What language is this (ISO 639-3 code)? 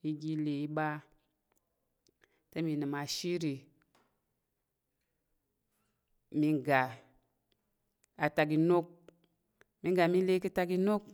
yer